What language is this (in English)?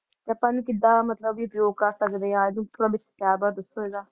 Punjabi